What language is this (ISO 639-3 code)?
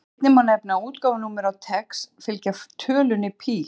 isl